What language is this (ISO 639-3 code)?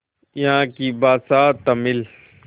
hin